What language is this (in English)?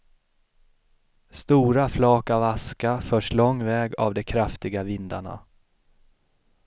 Swedish